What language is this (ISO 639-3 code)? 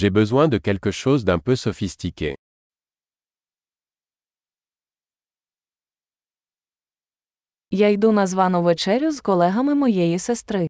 ukr